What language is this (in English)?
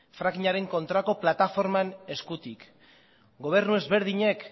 Basque